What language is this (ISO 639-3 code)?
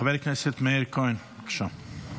heb